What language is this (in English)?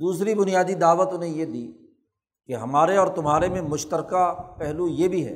Urdu